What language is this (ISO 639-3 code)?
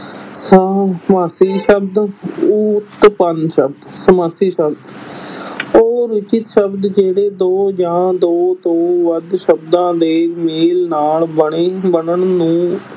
pan